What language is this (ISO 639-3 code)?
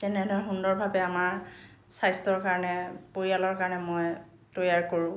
asm